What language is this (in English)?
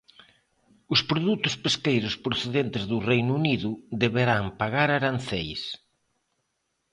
Galician